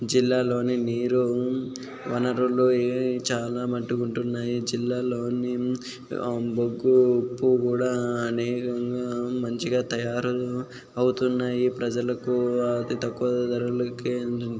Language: Telugu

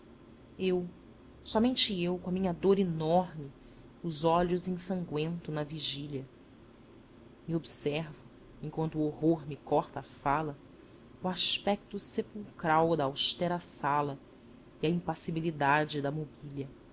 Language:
Portuguese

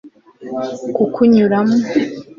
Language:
Kinyarwanda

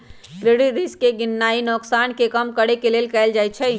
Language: Magahi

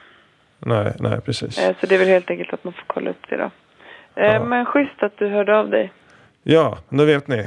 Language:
Swedish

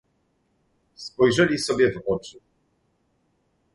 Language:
Polish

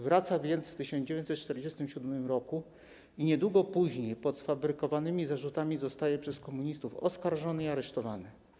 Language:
Polish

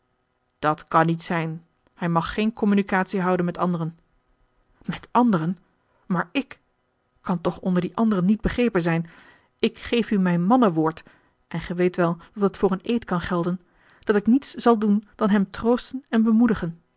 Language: Dutch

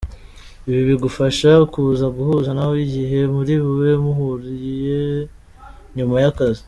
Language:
Kinyarwanda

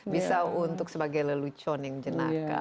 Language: Indonesian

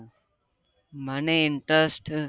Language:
Gujarati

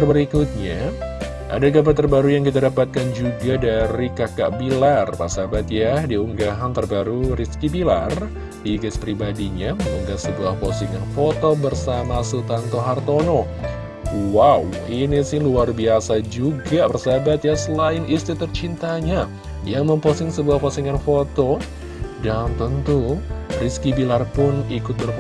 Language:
Indonesian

